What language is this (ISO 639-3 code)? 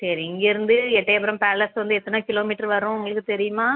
tam